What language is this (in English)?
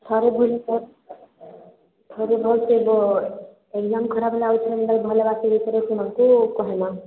Odia